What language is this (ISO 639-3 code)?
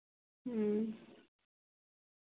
sat